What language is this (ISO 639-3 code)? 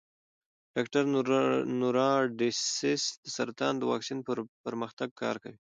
pus